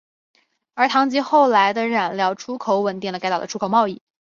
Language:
Chinese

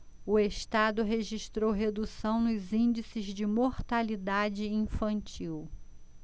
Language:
Portuguese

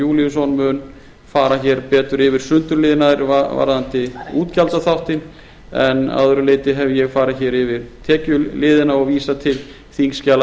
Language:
Icelandic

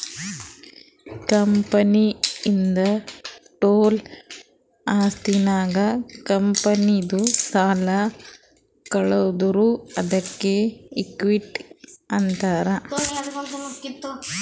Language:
Kannada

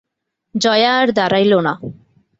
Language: Bangla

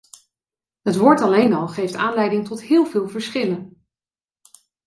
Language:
Dutch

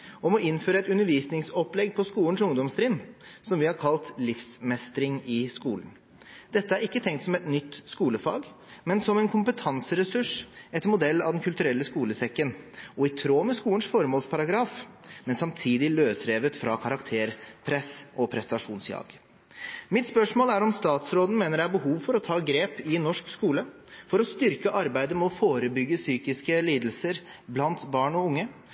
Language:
Norwegian Bokmål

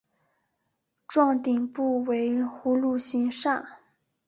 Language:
Chinese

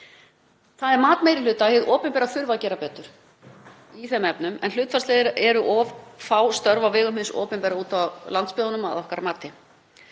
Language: Icelandic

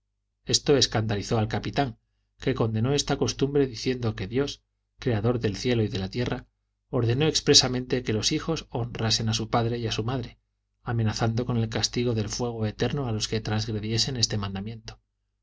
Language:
Spanish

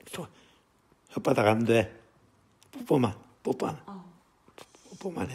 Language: Korean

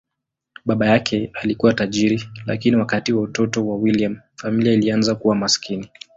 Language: Swahili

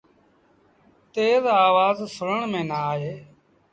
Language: Sindhi Bhil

